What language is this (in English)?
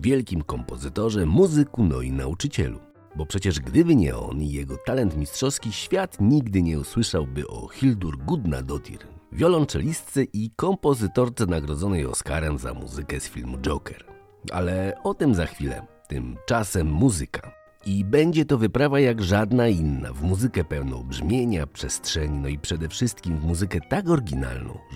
Polish